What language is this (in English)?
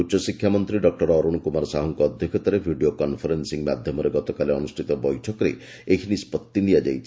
Odia